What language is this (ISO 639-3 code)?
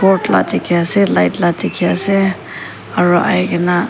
nag